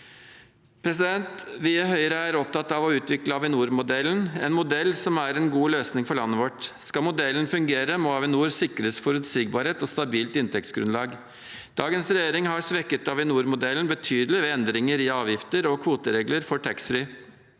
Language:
Norwegian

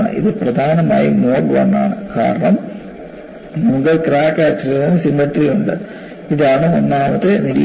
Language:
Malayalam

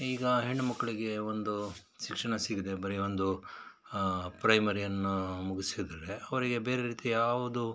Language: Kannada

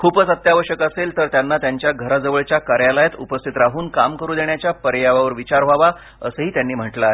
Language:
Marathi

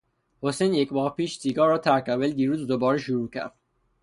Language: Persian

